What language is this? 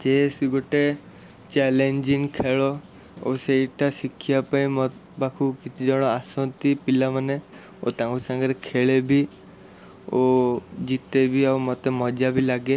Odia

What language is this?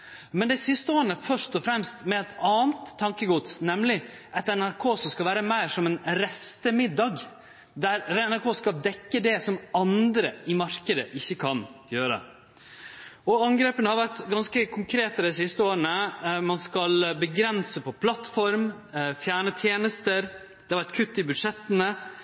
Norwegian Nynorsk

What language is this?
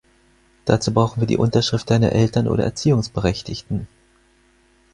German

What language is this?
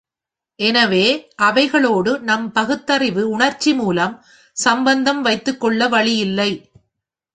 Tamil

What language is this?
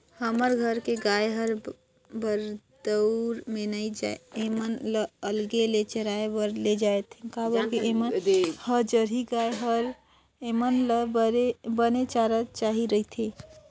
Chhattisgarhi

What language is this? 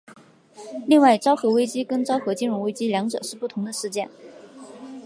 Chinese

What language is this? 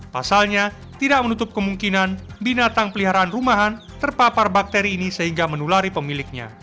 Indonesian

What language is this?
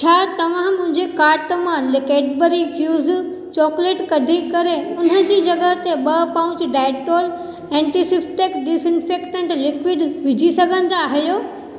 Sindhi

